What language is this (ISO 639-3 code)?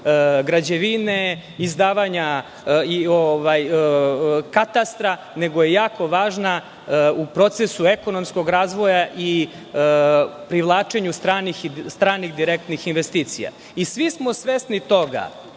srp